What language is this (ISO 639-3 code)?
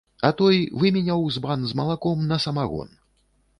bel